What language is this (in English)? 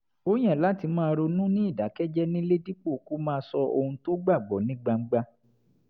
Yoruba